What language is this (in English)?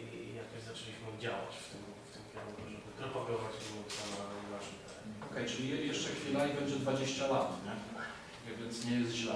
Polish